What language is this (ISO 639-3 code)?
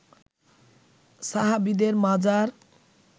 ben